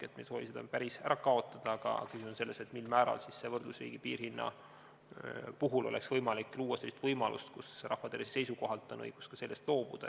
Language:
Estonian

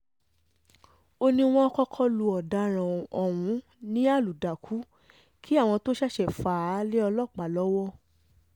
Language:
Yoruba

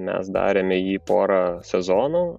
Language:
Lithuanian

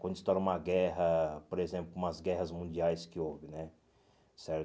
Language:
Portuguese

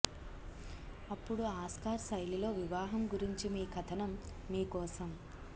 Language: Telugu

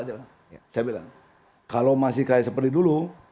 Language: Indonesian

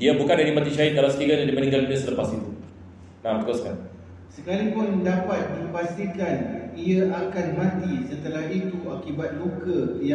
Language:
Malay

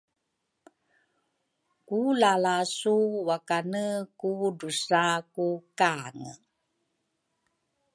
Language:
Rukai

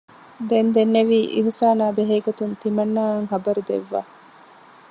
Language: Divehi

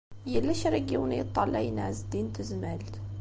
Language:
Kabyle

